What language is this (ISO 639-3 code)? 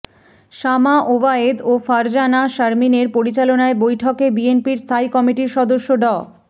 ben